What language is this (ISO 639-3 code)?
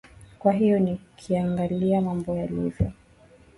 swa